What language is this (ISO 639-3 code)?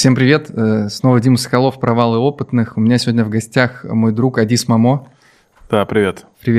rus